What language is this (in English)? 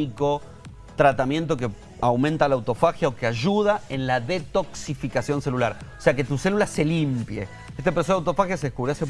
Spanish